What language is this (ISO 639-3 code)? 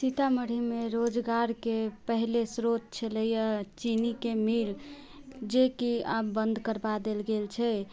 mai